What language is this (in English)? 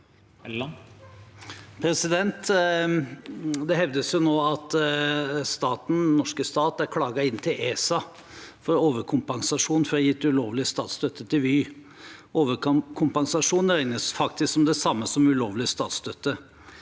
Norwegian